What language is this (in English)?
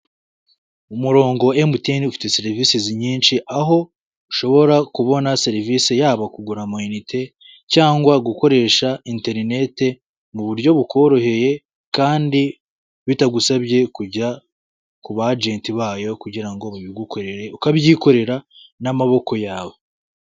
Kinyarwanda